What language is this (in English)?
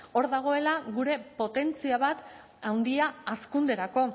Basque